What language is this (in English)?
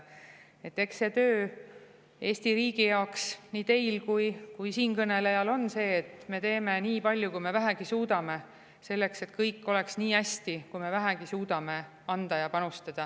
Estonian